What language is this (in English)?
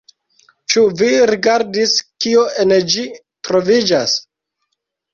Esperanto